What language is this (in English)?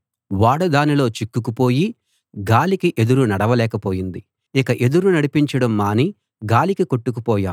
Telugu